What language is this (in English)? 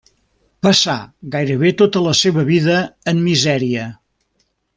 Catalan